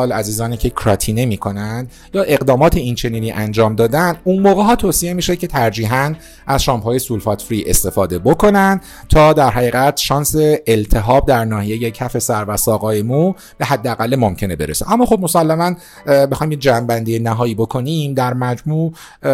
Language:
Persian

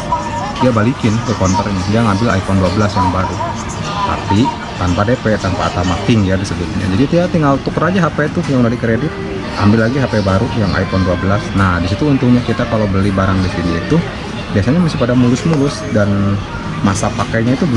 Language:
Indonesian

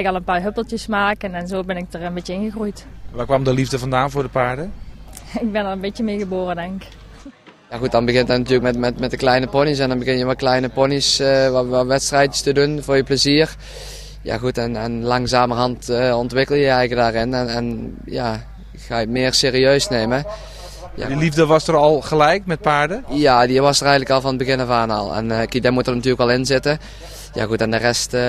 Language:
Dutch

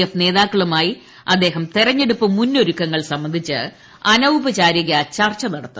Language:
Malayalam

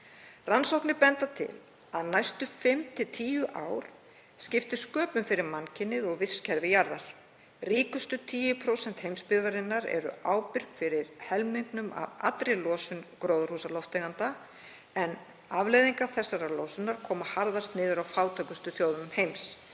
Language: Icelandic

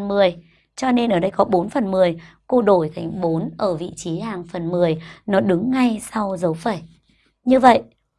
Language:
Vietnamese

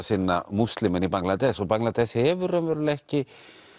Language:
Icelandic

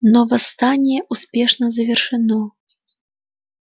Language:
Russian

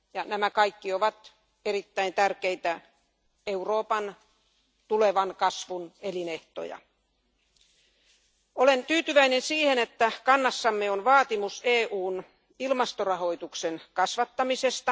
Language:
Finnish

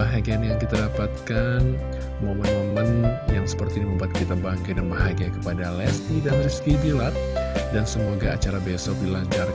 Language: Indonesian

